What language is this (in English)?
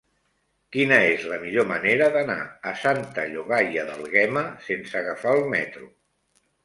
Catalan